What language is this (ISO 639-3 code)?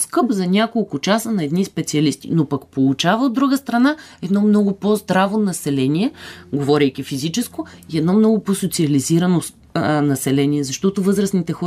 bul